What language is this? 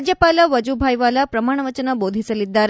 Kannada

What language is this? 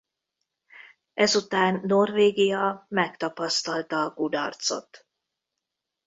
Hungarian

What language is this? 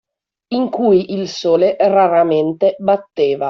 Italian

